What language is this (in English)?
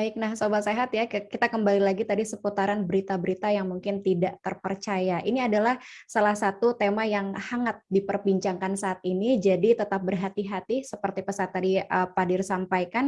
Indonesian